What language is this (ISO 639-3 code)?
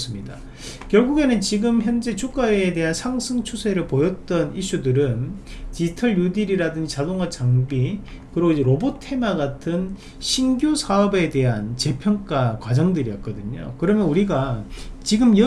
kor